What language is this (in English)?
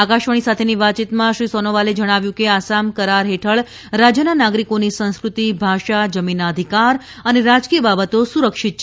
Gujarati